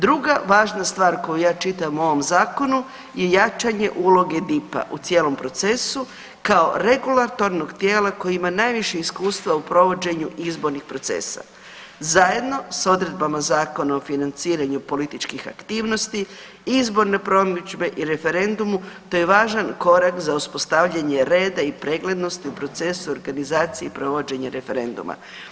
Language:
Croatian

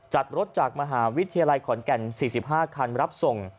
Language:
Thai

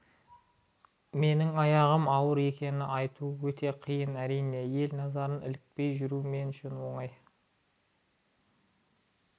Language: Kazakh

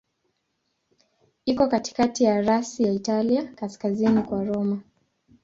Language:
Swahili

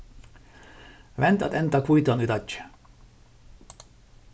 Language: Faroese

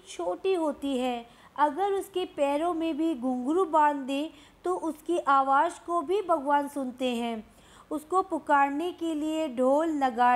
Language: Hindi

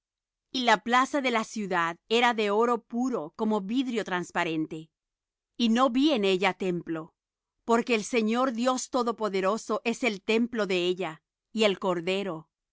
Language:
Spanish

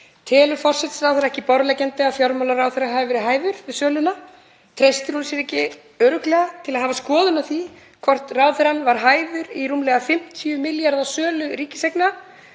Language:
Icelandic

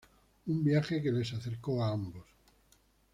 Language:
Spanish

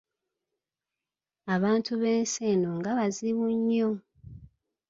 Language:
Ganda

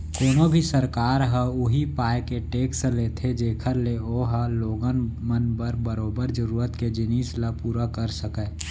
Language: Chhattisgarhi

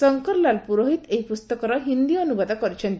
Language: Odia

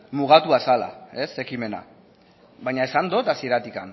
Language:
Basque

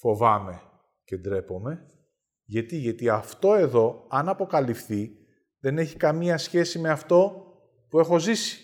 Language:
Greek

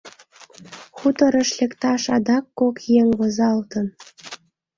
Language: Mari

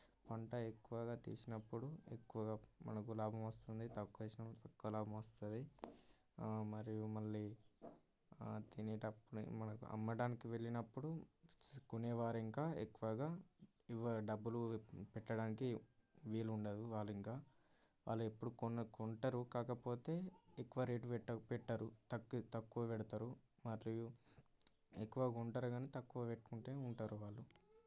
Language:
Telugu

